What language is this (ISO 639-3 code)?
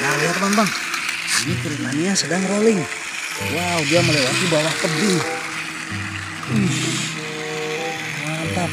ind